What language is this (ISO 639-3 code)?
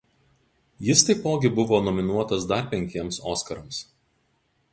lit